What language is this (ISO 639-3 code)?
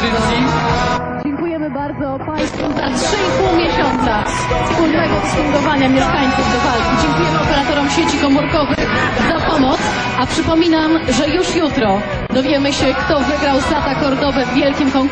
pol